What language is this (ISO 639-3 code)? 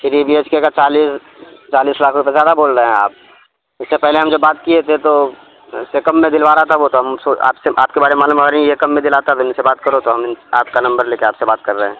urd